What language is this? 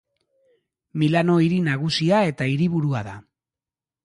Basque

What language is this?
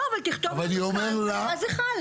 Hebrew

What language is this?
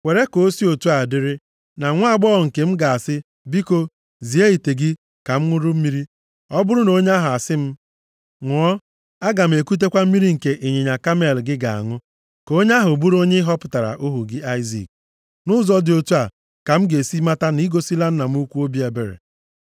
Igbo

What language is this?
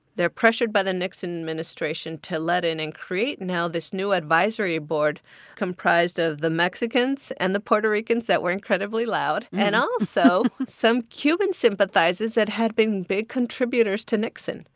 English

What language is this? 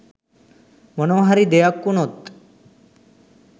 Sinhala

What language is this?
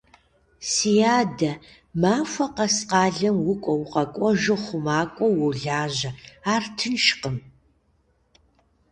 Kabardian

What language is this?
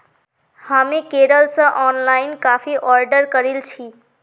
Magahi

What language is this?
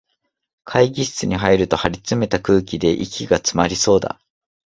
Japanese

